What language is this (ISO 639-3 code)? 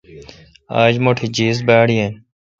xka